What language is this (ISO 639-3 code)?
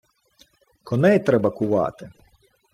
ukr